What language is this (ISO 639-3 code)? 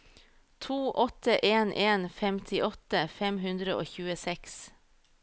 nor